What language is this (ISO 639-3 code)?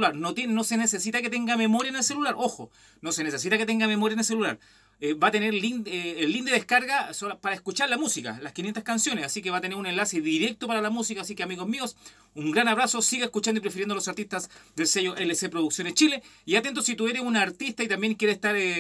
spa